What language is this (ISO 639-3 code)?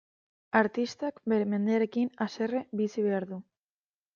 eus